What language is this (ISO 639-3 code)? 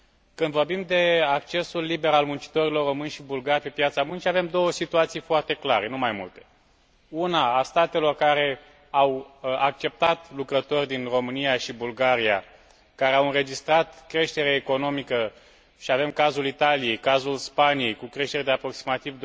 ron